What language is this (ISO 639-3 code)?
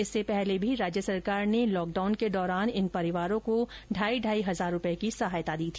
hin